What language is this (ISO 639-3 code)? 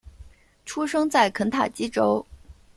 zho